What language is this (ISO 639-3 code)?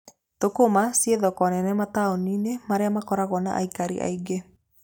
kik